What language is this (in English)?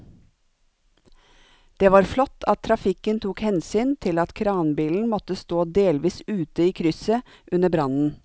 Norwegian